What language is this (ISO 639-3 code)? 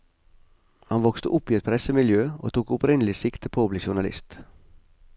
nor